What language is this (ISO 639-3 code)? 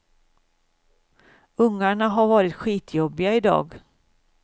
swe